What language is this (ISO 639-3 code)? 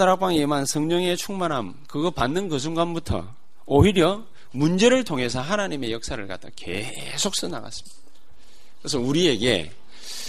kor